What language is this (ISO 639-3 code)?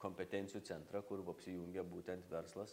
lit